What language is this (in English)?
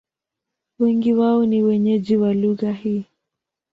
Swahili